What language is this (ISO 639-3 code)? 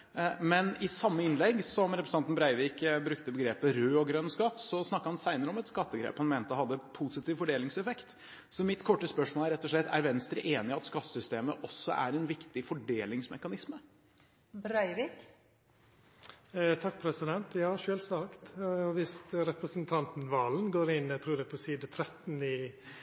nor